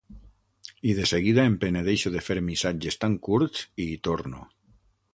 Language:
Catalan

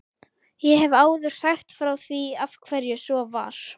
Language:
Icelandic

